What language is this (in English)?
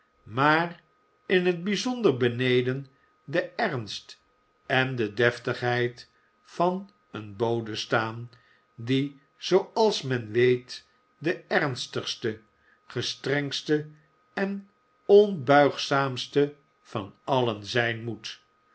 Dutch